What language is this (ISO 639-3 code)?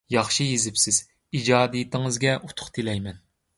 uig